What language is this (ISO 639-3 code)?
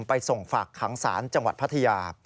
tha